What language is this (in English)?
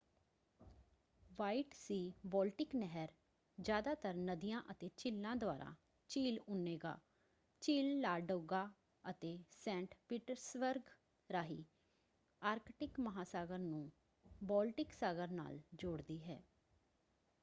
Punjabi